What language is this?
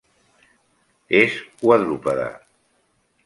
Catalan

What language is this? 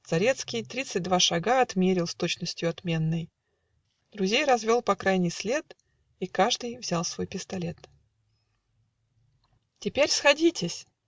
Russian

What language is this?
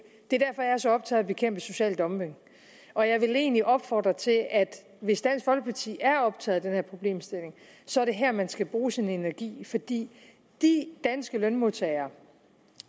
Danish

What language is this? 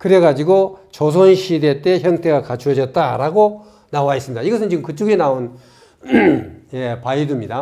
Korean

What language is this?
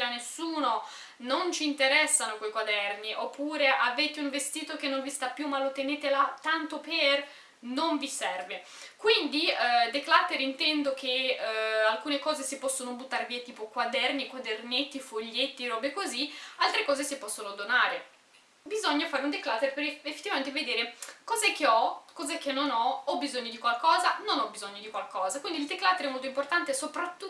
Italian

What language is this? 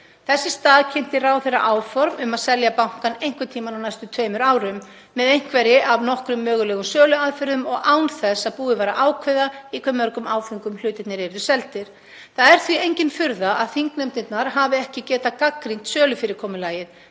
Icelandic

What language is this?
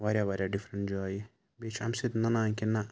Kashmiri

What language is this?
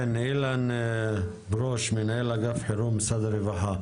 Hebrew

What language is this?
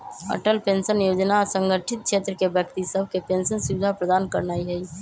Magahi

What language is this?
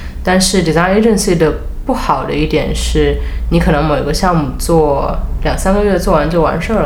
Chinese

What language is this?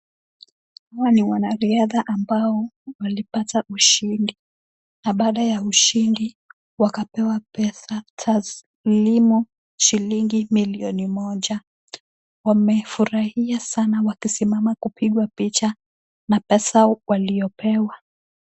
Swahili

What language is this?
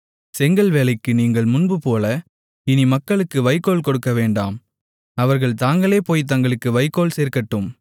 Tamil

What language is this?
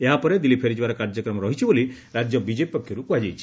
Odia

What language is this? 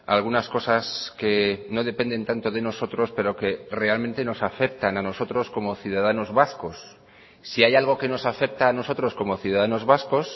Spanish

